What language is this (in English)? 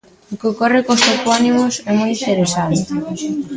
Galician